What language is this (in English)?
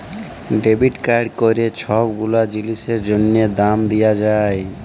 Bangla